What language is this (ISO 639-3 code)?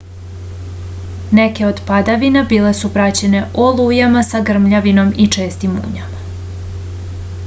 srp